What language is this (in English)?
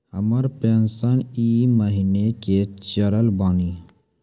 Maithili